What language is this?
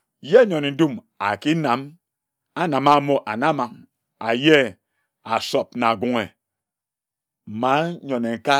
Ejagham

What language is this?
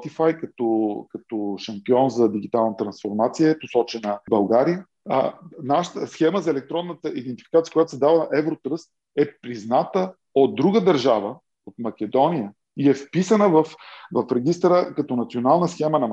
Bulgarian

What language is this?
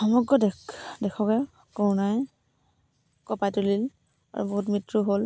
Assamese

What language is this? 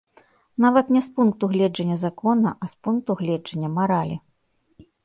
Belarusian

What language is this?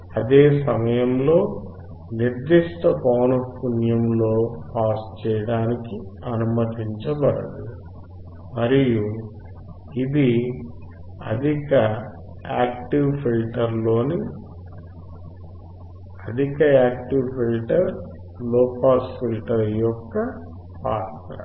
Telugu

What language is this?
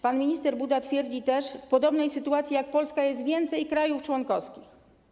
Polish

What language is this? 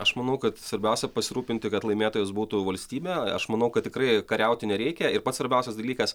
Lithuanian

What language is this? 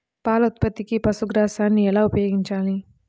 Telugu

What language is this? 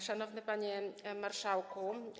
Polish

